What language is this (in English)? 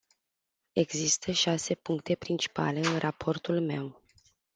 Romanian